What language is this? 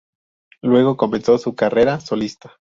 Spanish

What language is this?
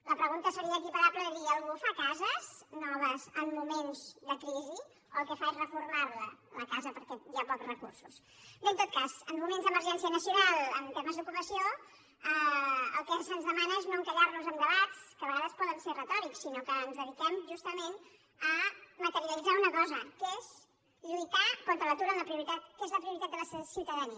Catalan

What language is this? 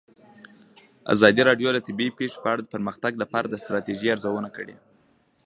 Pashto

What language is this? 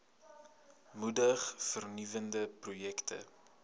Afrikaans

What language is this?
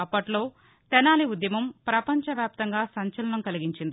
Telugu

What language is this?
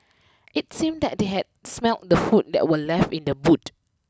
English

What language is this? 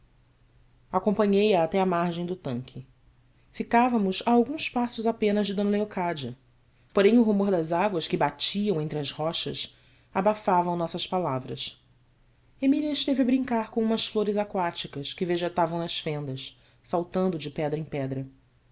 Portuguese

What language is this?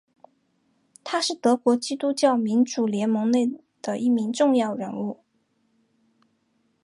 Chinese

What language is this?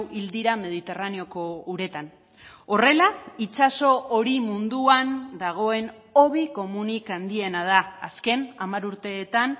Basque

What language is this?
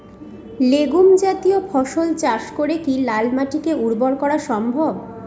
Bangla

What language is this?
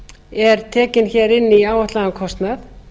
Icelandic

